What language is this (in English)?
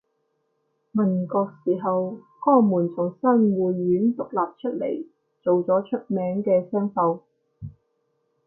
Cantonese